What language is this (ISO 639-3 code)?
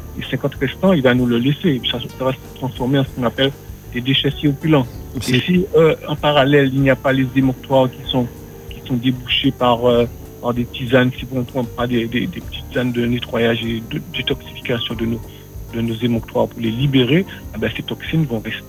fra